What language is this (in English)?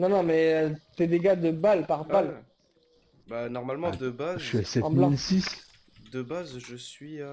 French